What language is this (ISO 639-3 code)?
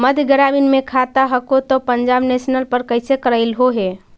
mag